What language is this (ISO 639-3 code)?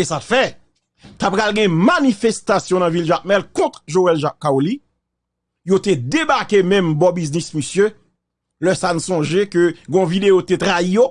fra